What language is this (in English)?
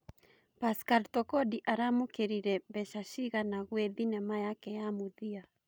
Kikuyu